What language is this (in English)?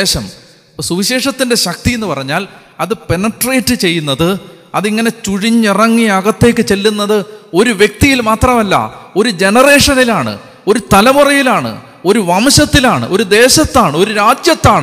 Malayalam